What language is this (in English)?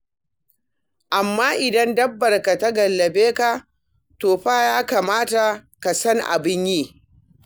Hausa